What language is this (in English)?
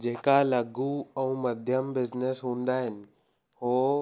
Sindhi